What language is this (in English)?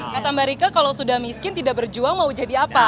Indonesian